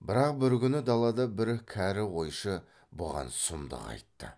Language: Kazakh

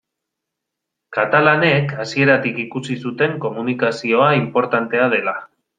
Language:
Basque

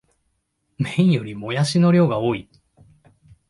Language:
Japanese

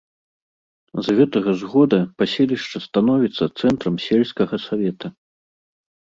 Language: Belarusian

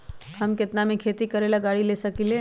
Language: Magahi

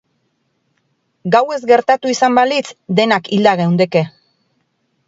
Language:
Basque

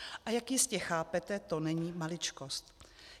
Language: Czech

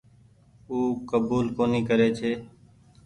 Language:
Goaria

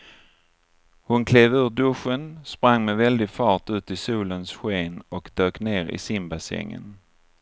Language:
Swedish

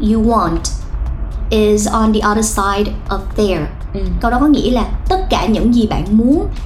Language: Vietnamese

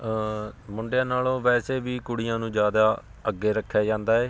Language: Punjabi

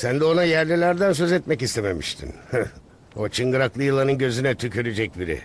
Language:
Turkish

